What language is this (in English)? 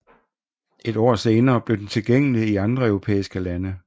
Danish